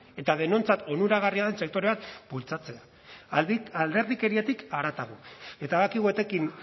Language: Basque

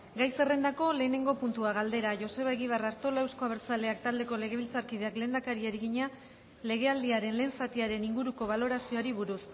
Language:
Basque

